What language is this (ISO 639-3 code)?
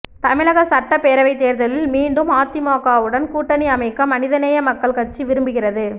tam